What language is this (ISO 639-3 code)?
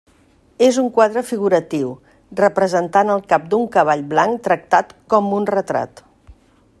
cat